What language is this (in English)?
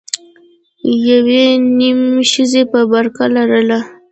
Pashto